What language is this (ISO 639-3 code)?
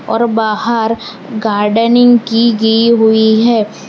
hin